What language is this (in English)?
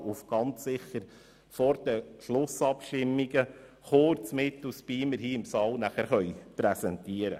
Swiss German